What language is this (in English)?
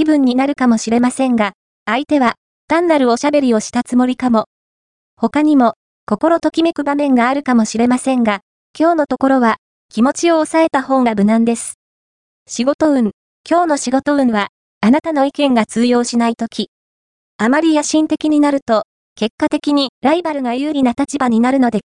Japanese